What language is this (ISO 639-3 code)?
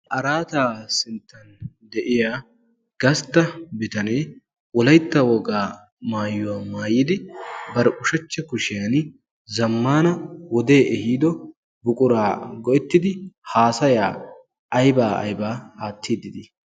wal